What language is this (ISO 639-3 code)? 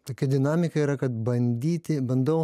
lit